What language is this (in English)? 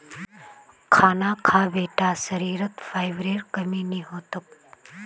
Magahi